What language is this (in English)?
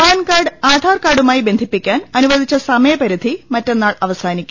Malayalam